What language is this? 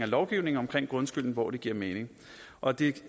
Danish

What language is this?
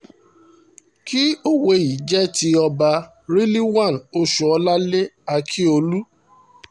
Yoruba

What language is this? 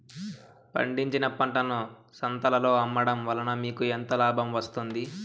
Telugu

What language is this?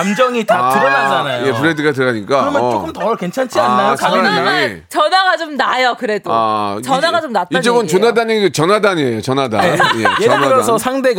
Korean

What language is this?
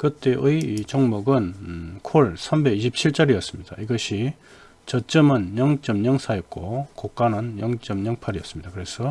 Korean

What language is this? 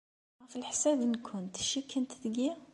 Kabyle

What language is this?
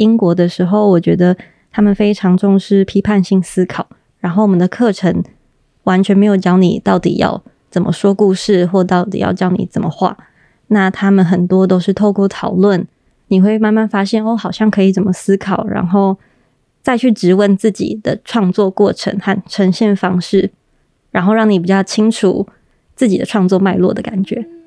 Chinese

